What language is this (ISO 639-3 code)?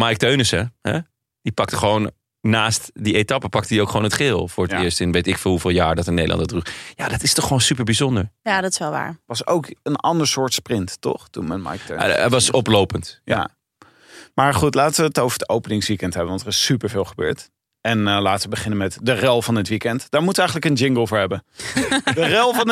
nld